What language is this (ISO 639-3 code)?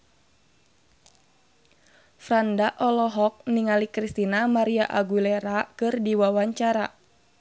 sun